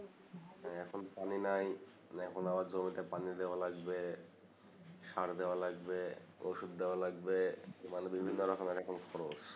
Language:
Bangla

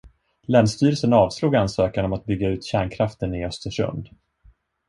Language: Swedish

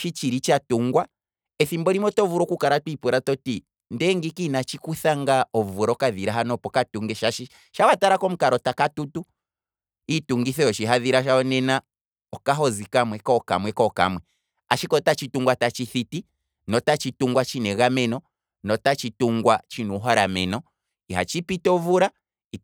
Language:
Kwambi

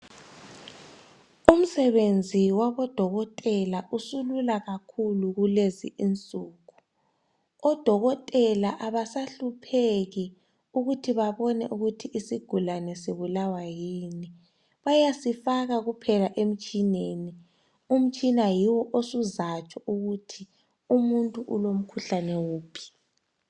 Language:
North Ndebele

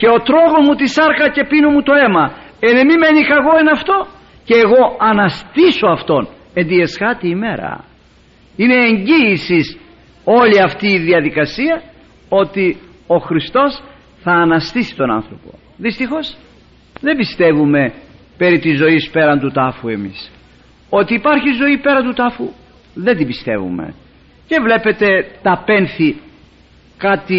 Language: Greek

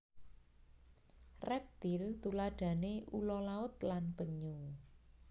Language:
Javanese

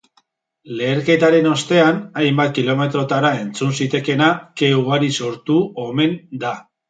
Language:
Basque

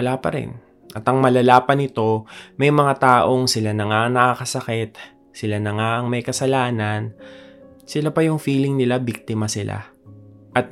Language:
Filipino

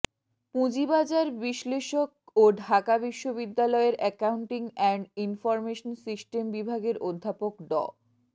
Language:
Bangla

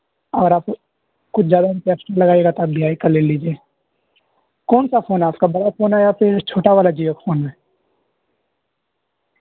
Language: Urdu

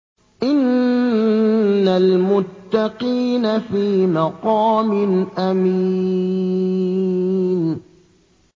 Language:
Arabic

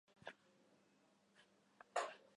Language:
Catalan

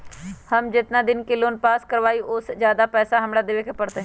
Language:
Magahi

